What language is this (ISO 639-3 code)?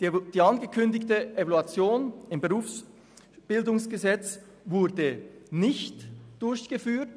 gsw